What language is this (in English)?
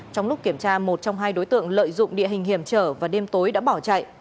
Vietnamese